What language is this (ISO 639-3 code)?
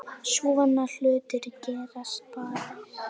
isl